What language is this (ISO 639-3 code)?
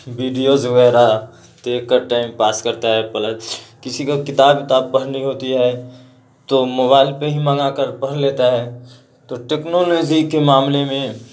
urd